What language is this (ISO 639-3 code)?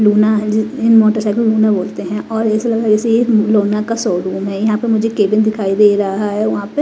hin